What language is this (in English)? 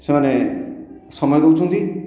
Odia